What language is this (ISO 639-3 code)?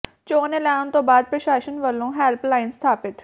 pan